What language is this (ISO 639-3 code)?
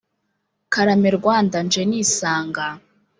kin